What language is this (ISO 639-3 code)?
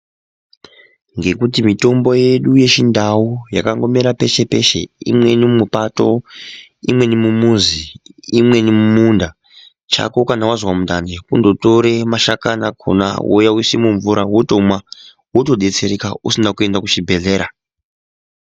ndc